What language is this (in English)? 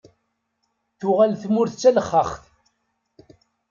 Kabyle